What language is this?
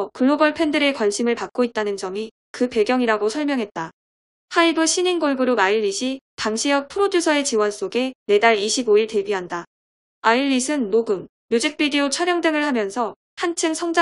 Korean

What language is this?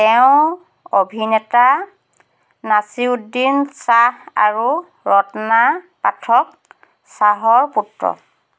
Assamese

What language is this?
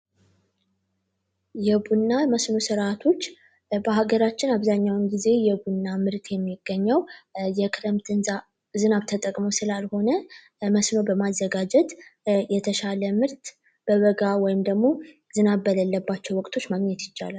Amharic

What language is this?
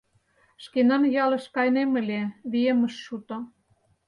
Mari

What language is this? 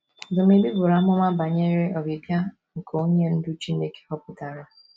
Igbo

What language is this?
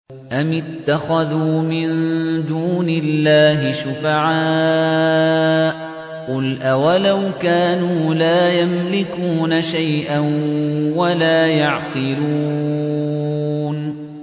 Arabic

